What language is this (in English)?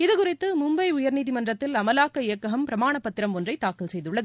Tamil